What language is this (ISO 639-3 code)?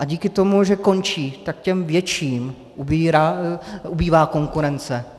ces